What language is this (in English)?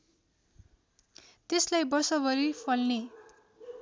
Nepali